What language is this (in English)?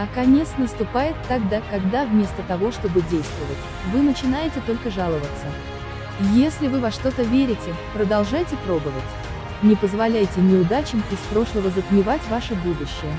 Russian